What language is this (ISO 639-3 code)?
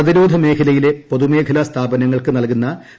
mal